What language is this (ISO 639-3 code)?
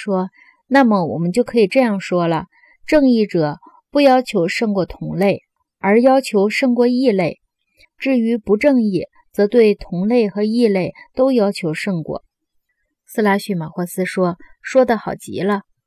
zho